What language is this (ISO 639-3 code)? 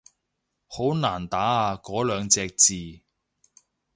yue